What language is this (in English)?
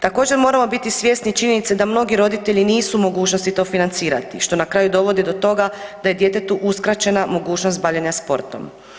Croatian